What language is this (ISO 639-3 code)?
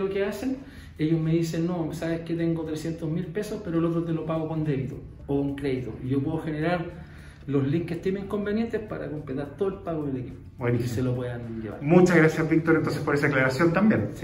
spa